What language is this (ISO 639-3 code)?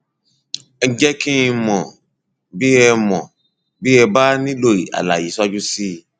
yor